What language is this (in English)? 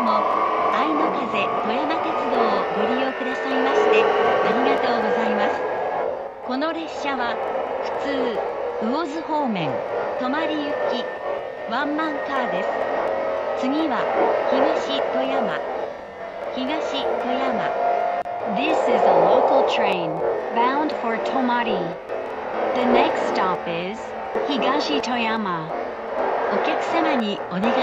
Japanese